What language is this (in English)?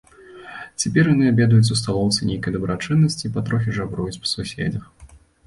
Belarusian